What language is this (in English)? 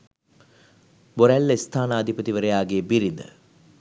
Sinhala